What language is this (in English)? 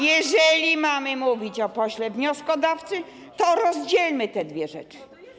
Polish